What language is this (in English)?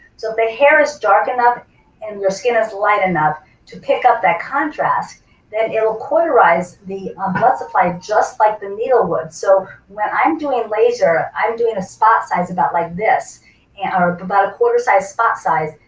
English